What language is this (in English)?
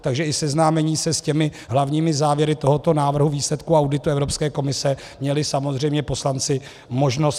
Czech